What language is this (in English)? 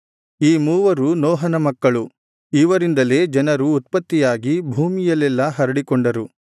Kannada